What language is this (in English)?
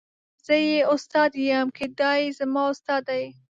Pashto